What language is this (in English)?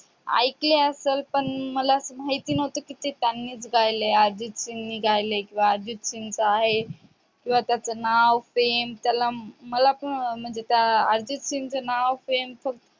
Marathi